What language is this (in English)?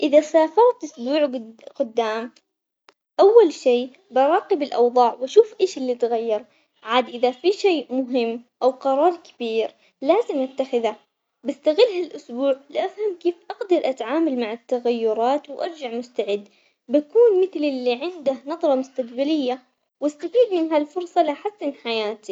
Omani Arabic